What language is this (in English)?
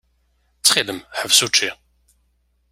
Kabyle